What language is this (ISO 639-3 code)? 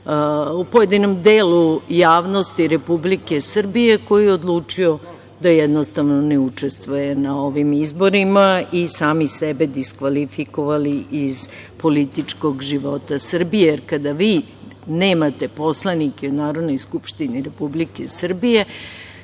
srp